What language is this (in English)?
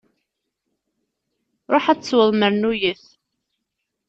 Kabyle